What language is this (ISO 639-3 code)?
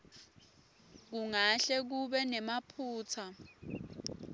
ssw